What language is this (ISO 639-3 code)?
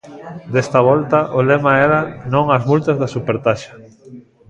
glg